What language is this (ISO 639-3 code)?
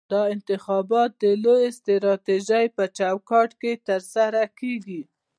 pus